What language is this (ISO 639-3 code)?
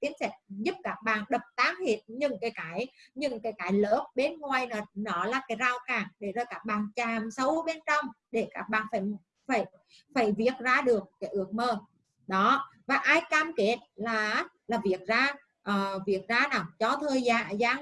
vie